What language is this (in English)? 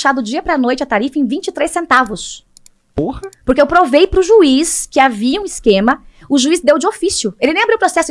Portuguese